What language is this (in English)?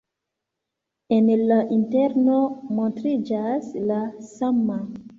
Esperanto